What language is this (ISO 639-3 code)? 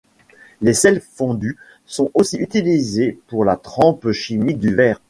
fra